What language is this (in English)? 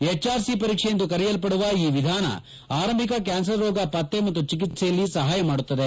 Kannada